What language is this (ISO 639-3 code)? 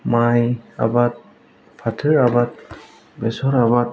brx